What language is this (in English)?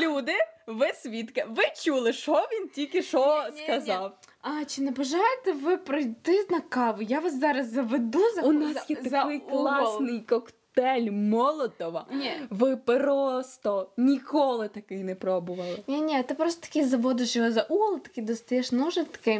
Ukrainian